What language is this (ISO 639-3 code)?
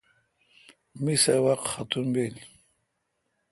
xka